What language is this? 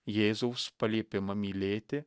Lithuanian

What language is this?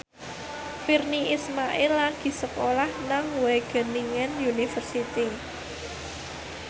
Javanese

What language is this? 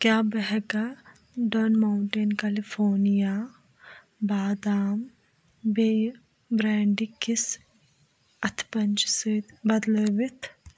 Kashmiri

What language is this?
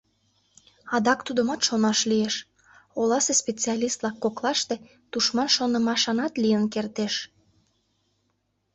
Mari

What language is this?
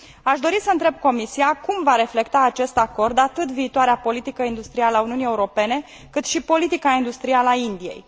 Romanian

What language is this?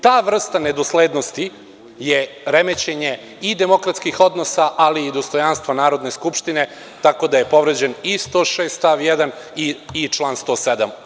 Serbian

